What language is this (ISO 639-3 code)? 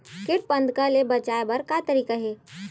hne